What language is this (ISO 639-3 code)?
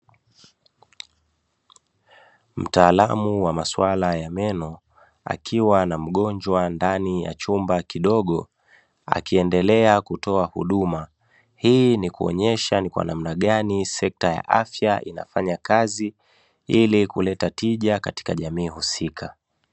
swa